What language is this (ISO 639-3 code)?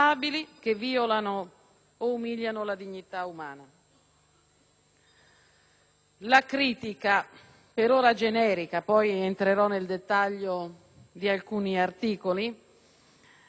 ita